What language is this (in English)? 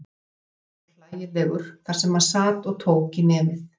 Icelandic